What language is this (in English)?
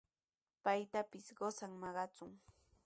Sihuas Ancash Quechua